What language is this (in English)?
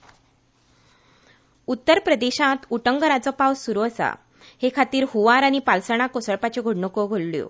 Konkani